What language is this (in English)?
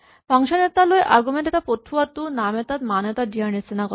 Assamese